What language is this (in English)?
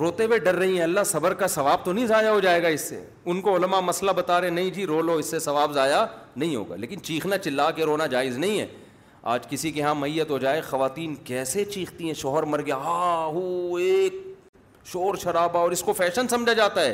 Urdu